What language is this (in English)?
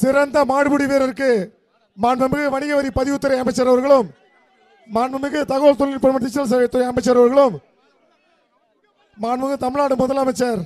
Tamil